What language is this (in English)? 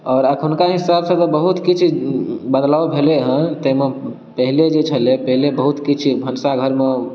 Maithili